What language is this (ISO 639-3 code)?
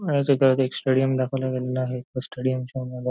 mar